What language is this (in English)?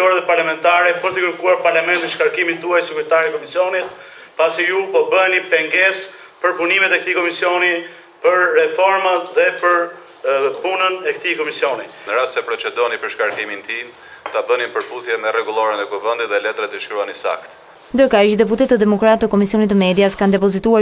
Bulgarian